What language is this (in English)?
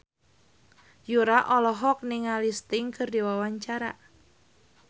Sundanese